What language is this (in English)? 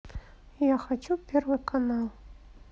Russian